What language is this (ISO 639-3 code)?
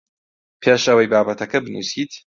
ckb